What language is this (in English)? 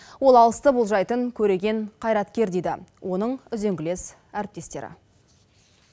Kazakh